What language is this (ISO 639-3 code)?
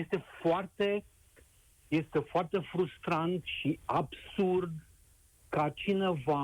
ron